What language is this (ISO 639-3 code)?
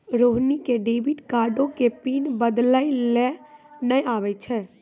mai